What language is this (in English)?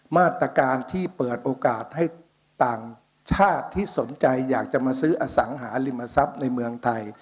Thai